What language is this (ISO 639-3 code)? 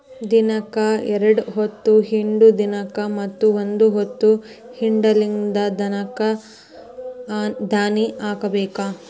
kan